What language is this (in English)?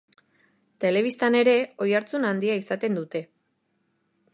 Basque